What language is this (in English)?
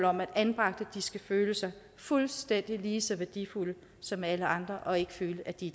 Danish